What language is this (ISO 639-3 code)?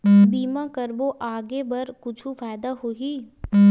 hne